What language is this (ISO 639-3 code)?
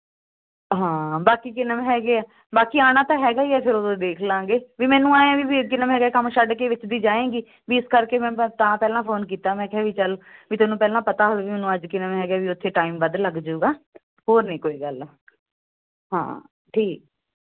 pan